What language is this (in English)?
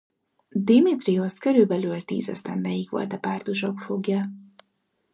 Hungarian